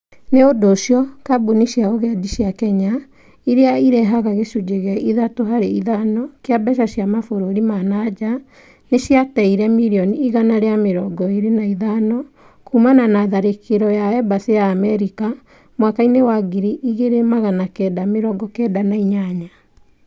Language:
Kikuyu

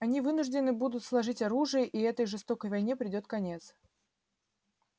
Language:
Russian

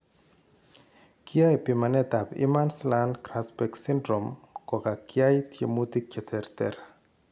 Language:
Kalenjin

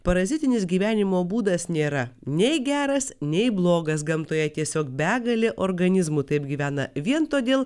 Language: Lithuanian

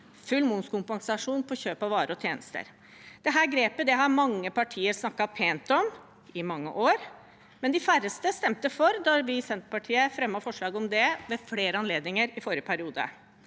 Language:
Norwegian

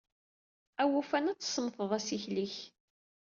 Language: Kabyle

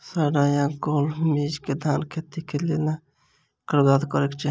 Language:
Maithili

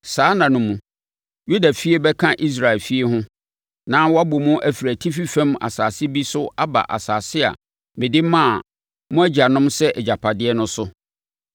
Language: Akan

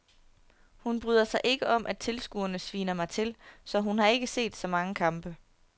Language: Danish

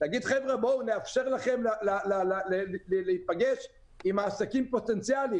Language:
Hebrew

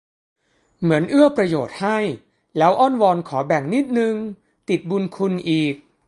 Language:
Thai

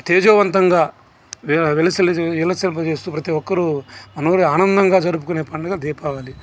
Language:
Telugu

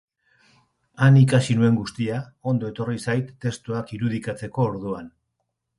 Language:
Basque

